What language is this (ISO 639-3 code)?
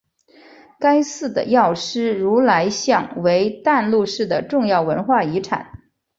zho